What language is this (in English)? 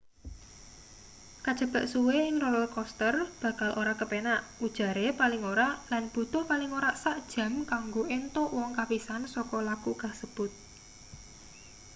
Javanese